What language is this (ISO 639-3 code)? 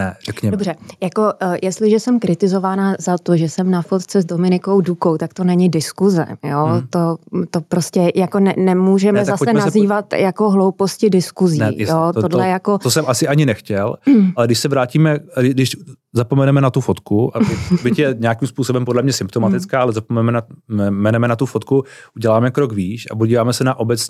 ces